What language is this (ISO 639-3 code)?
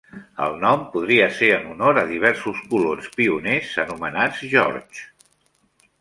cat